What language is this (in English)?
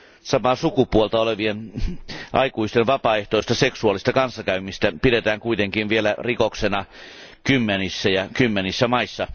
Finnish